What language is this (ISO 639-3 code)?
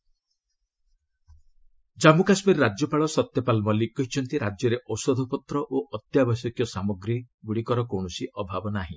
ori